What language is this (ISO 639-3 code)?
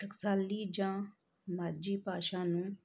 pan